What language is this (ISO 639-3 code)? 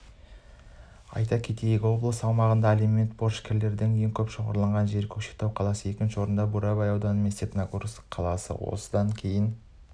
kaz